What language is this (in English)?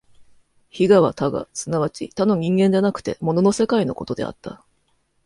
Japanese